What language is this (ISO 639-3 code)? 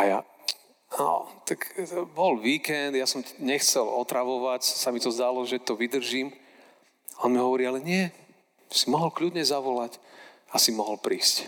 slk